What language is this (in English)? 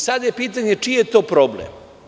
Serbian